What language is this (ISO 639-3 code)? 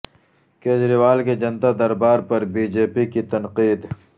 urd